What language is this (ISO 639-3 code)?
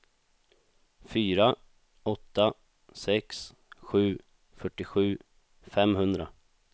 swe